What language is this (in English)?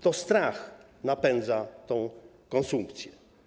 Polish